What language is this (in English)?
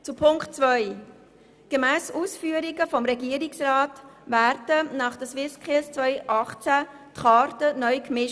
Swiss German